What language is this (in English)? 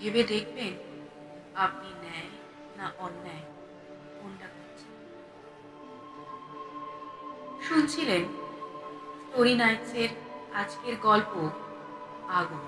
Bangla